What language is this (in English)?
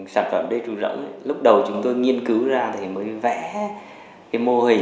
Vietnamese